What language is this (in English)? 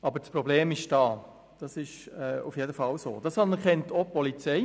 Swiss German